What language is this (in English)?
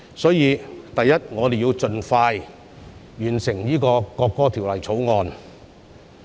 Cantonese